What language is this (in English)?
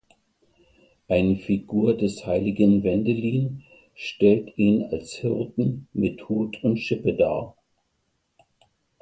German